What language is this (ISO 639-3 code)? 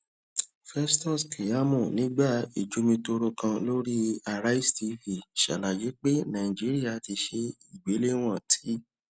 yor